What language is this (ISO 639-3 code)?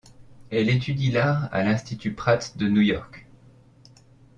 fra